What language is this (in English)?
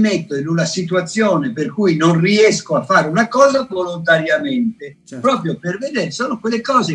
Italian